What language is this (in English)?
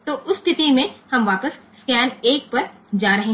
Gujarati